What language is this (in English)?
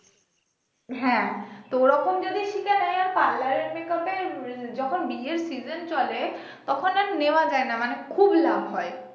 Bangla